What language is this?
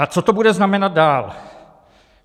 Czech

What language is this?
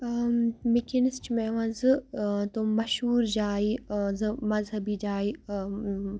Kashmiri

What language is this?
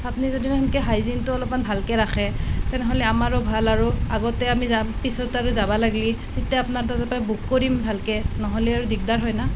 Assamese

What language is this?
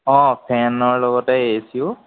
Assamese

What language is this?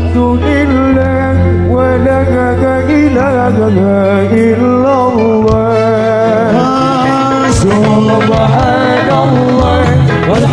Indonesian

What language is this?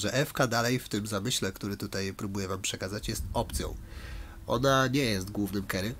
Polish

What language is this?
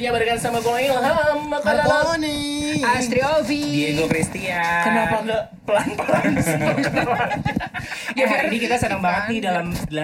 Indonesian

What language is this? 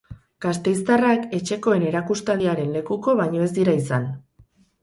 Basque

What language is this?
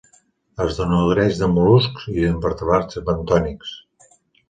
Catalan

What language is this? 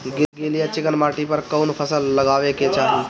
Bhojpuri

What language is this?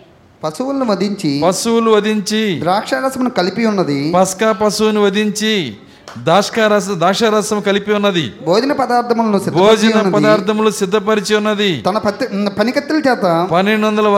Telugu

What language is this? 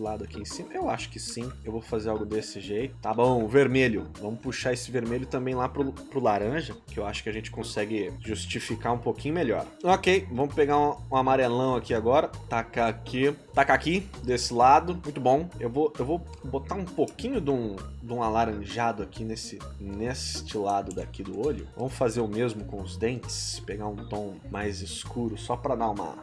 Portuguese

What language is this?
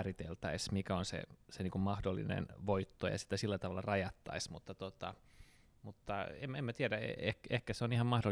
Finnish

